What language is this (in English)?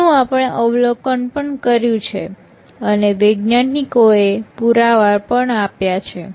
Gujarati